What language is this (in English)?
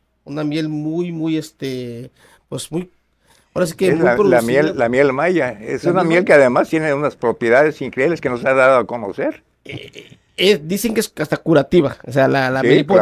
Spanish